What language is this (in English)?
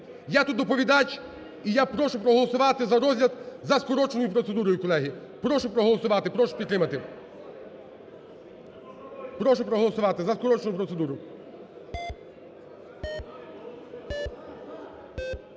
Ukrainian